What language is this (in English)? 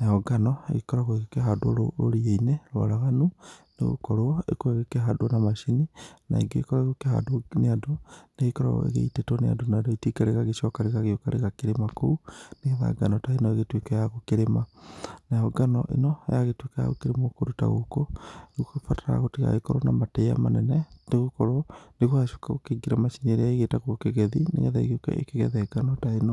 Kikuyu